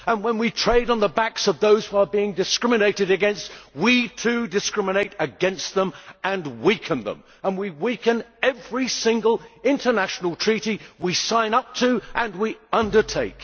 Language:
English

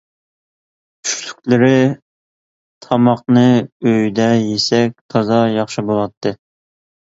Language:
Uyghur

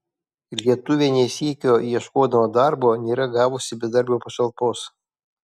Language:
Lithuanian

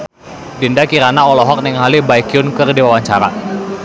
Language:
Sundanese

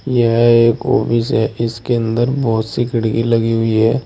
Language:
Hindi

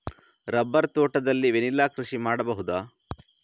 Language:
Kannada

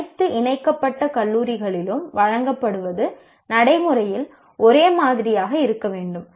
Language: Tamil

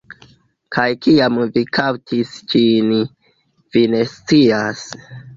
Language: Esperanto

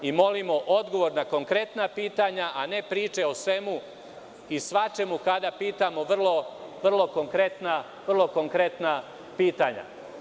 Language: Serbian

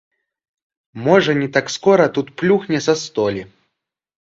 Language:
Belarusian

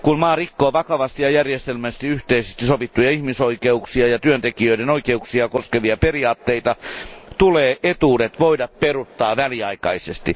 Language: Finnish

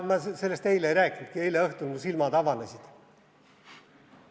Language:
Estonian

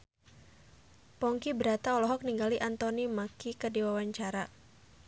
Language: Sundanese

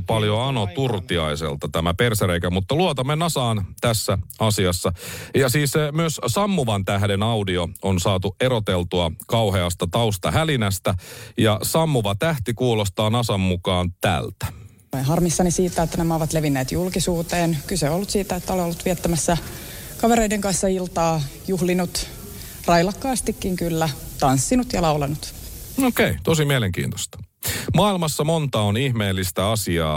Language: Finnish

